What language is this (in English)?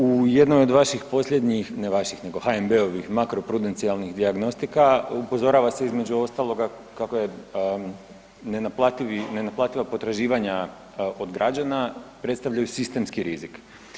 Croatian